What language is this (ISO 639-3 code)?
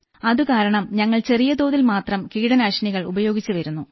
mal